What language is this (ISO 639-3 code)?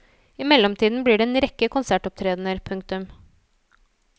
nor